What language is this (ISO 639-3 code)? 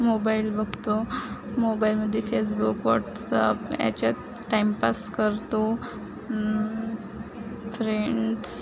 mar